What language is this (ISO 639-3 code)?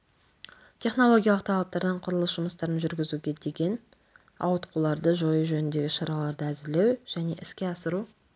kaz